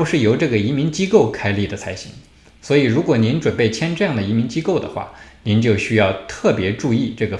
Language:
Chinese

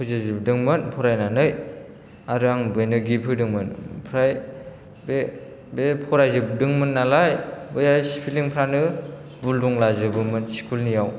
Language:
Bodo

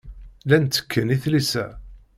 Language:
Kabyle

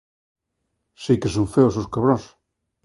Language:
Galician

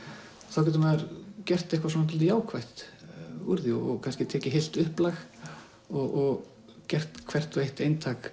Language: Icelandic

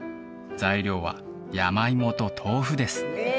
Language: Japanese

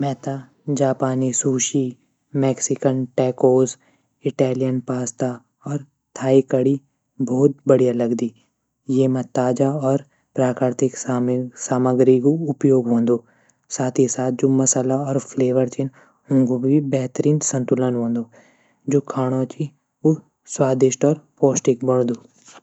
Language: Garhwali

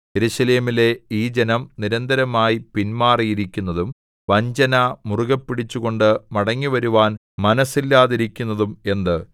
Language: Malayalam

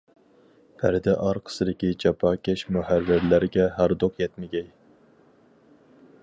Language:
Uyghur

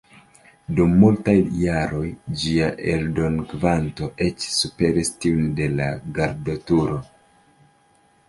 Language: Esperanto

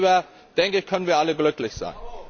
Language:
German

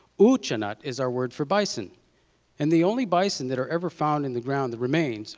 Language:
English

